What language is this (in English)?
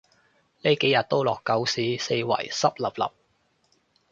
Cantonese